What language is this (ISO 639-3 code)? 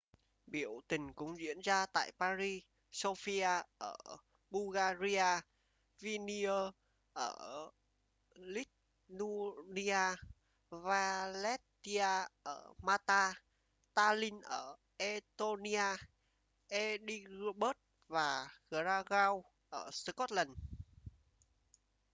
vie